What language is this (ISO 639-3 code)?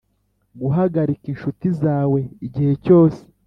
kin